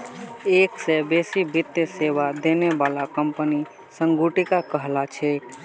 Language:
Magahi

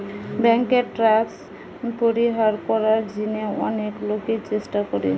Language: Bangla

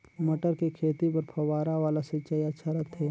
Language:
Chhattisgarhi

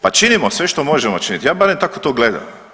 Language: Croatian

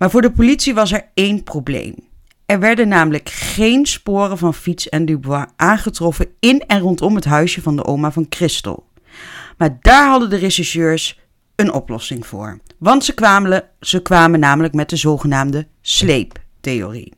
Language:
Dutch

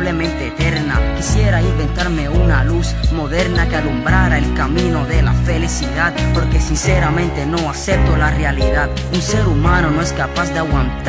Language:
Spanish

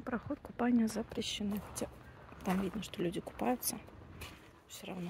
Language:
Russian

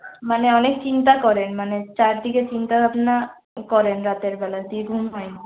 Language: Bangla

